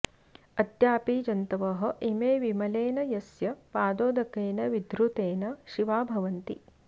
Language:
Sanskrit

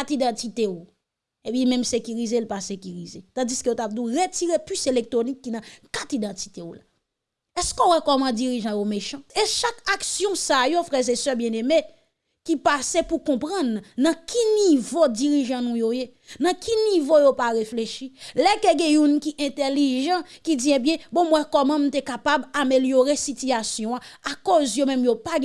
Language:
French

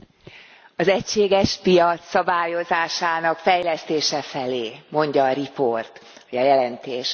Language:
Hungarian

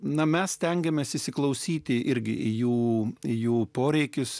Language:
Lithuanian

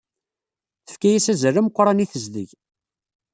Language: Kabyle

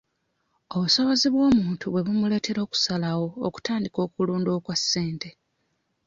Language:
Ganda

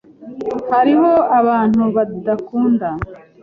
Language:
Kinyarwanda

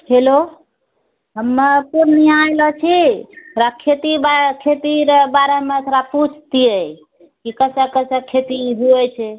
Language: Maithili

